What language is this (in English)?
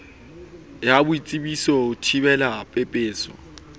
Southern Sotho